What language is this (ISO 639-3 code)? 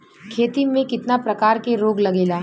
bho